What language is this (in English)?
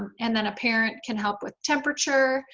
English